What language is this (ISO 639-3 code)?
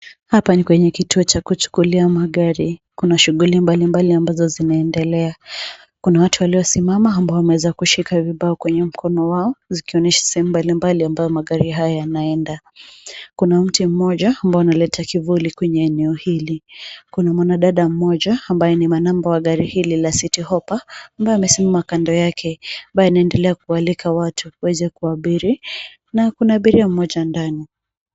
swa